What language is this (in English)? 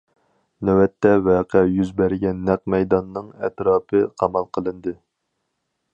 Uyghur